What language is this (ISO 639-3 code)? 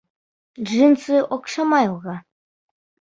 bak